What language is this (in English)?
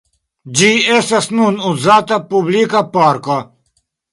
Esperanto